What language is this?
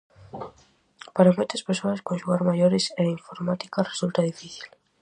Galician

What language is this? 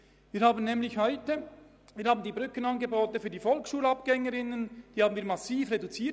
Swiss German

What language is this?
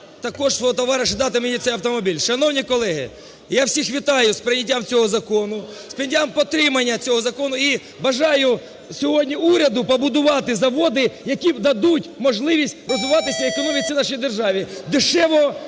Ukrainian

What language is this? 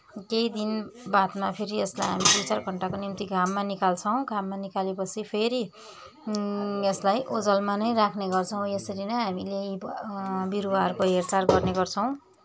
Nepali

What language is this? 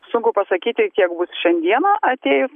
Lithuanian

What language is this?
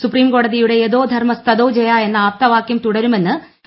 Malayalam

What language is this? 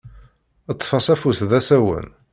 Kabyle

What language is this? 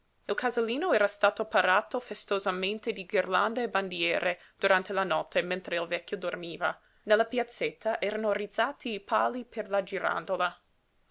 Italian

